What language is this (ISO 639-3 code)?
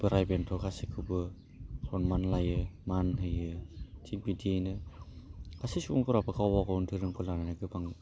brx